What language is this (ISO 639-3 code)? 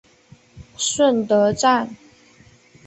zho